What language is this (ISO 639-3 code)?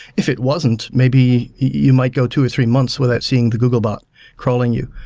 eng